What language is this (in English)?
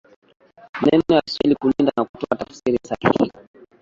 Swahili